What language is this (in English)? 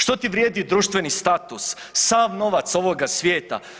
Croatian